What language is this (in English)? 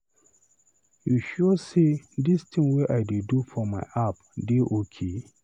Nigerian Pidgin